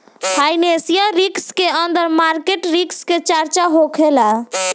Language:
Bhojpuri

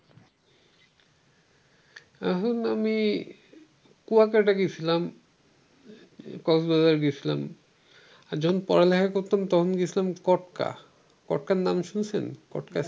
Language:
Bangla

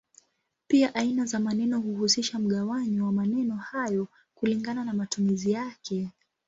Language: Swahili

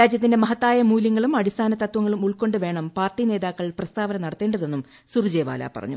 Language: Malayalam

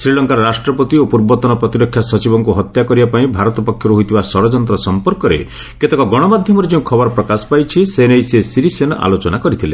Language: Odia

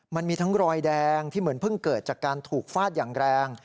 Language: Thai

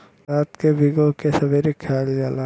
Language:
Bhojpuri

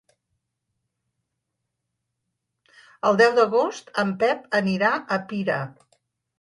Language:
Catalan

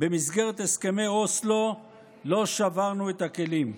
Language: Hebrew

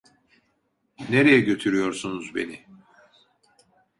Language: Turkish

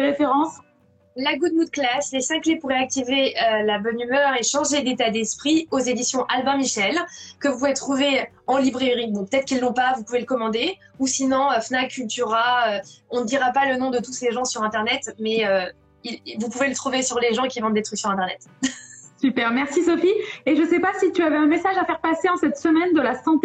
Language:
French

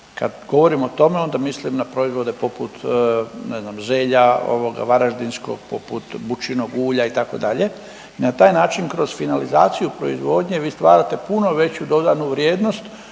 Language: Croatian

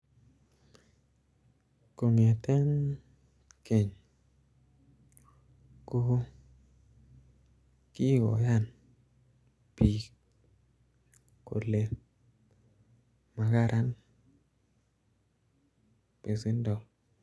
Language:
Kalenjin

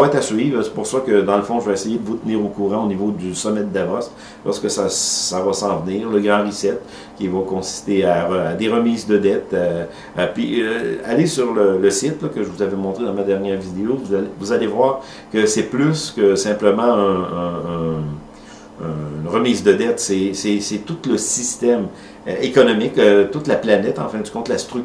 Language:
French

